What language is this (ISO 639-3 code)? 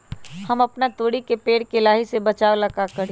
mag